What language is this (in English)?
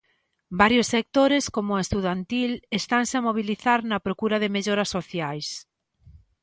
Galician